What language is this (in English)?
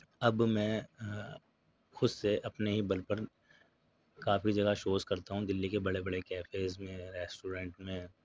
Urdu